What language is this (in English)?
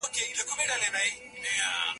Pashto